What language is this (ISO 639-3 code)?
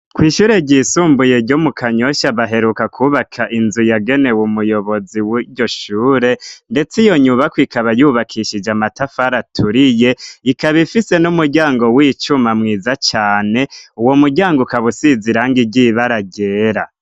run